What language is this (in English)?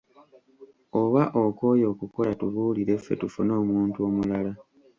Ganda